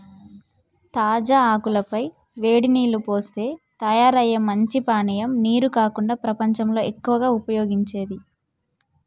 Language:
Telugu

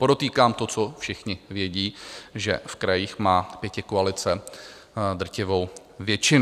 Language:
Czech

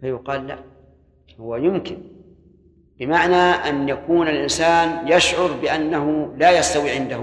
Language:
Arabic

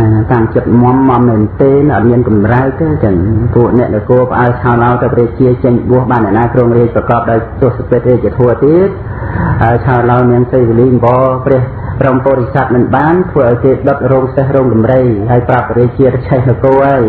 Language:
Khmer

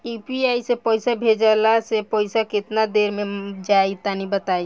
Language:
Bhojpuri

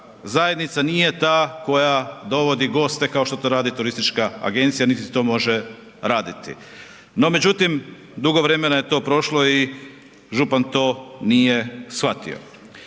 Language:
Croatian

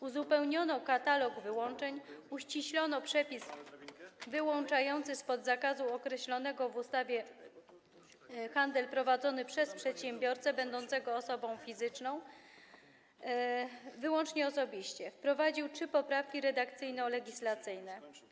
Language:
Polish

